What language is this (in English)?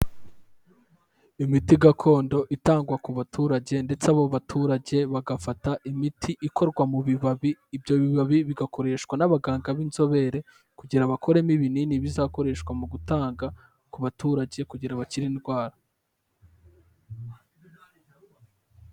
Kinyarwanda